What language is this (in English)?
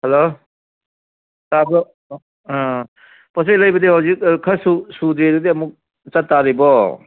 Manipuri